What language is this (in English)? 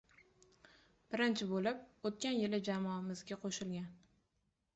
Uzbek